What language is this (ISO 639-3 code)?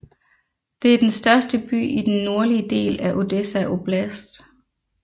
dan